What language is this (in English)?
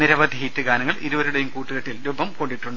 Malayalam